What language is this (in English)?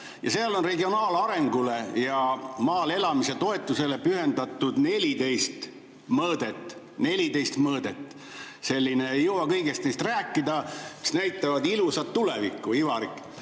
Estonian